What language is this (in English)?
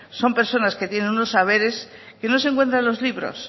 Spanish